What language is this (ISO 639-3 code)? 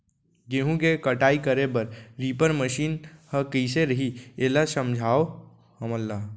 hne